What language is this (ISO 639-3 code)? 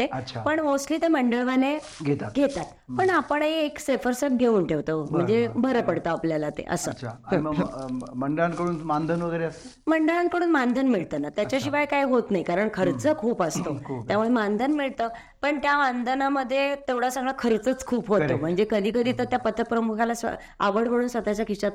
mar